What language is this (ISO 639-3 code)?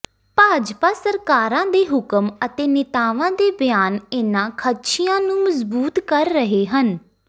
pan